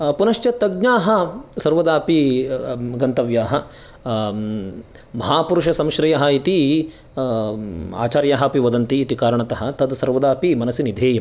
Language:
Sanskrit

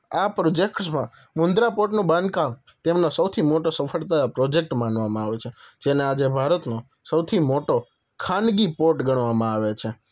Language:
Gujarati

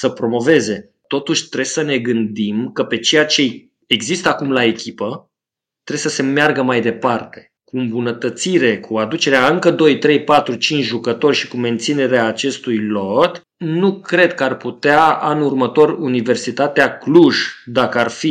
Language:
Romanian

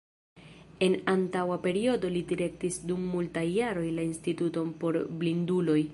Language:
Esperanto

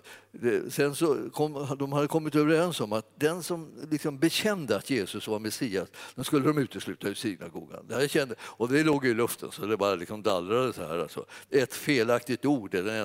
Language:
Swedish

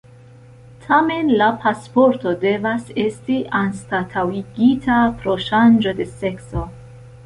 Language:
Esperanto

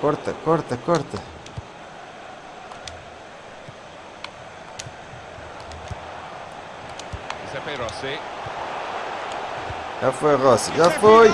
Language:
Portuguese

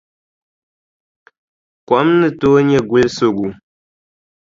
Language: Dagbani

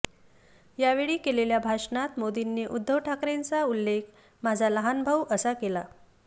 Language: Marathi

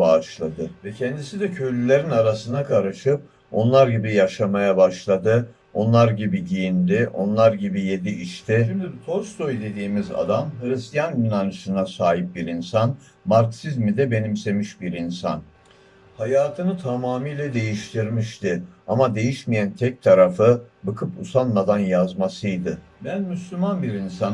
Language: Turkish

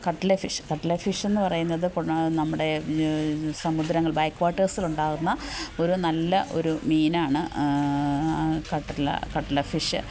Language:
Malayalam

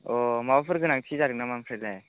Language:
Bodo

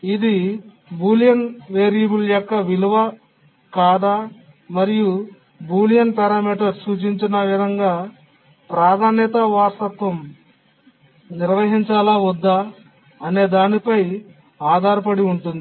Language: Telugu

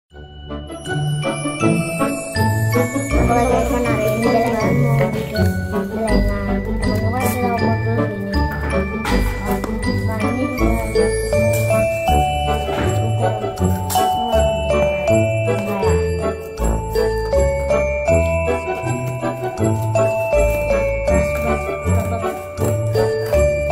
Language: Indonesian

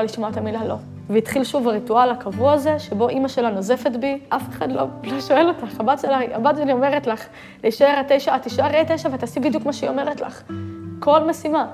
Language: Hebrew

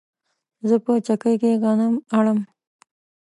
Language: Pashto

